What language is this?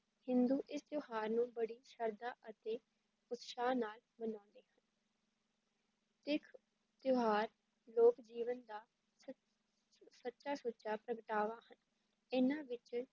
Punjabi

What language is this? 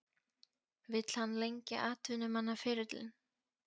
Icelandic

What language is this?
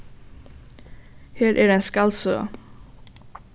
Faroese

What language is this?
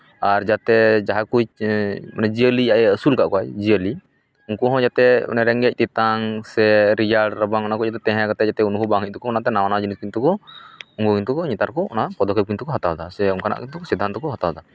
Santali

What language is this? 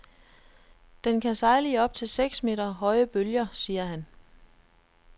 Danish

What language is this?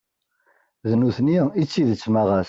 Kabyle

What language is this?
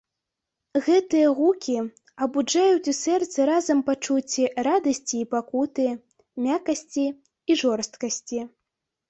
Belarusian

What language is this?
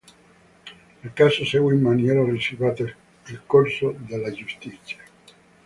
Italian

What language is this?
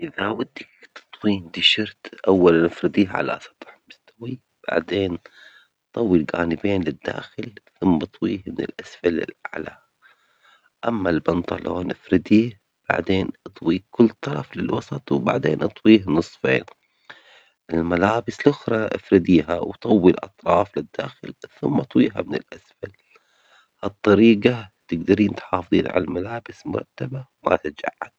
Omani Arabic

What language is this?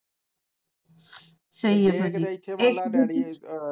Punjabi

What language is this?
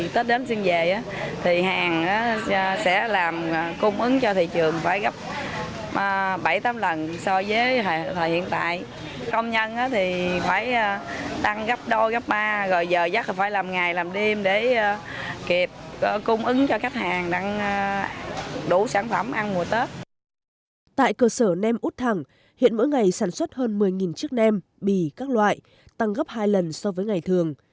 Vietnamese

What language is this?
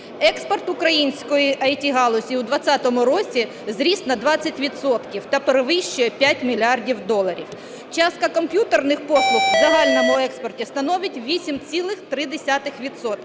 Ukrainian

